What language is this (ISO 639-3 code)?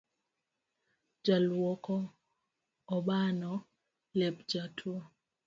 luo